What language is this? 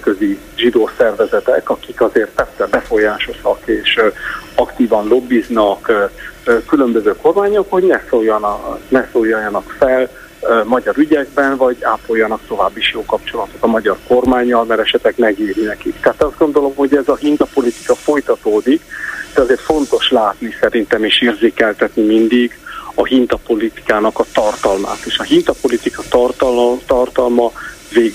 Hungarian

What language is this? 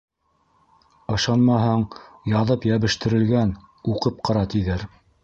Bashkir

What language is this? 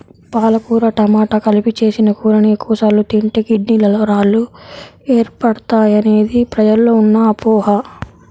Telugu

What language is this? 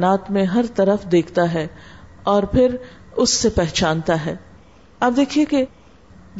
Urdu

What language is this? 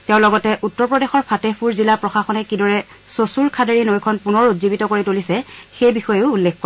Assamese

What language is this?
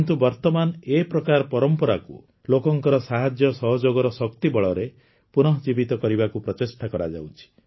Odia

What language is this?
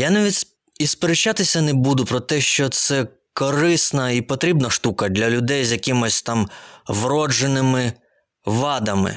Ukrainian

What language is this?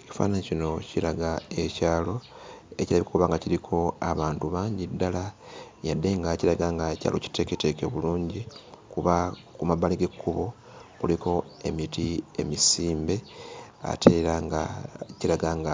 Ganda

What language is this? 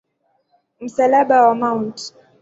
Swahili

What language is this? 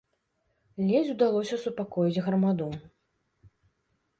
Belarusian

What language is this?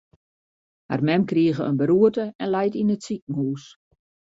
Western Frisian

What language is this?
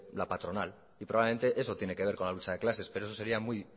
Spanish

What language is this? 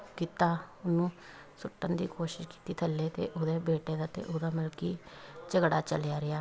Punjabi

